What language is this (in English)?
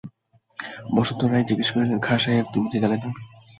Bangla